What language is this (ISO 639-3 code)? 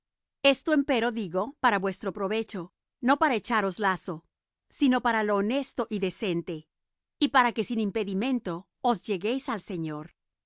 spa